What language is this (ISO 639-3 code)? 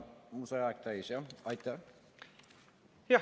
est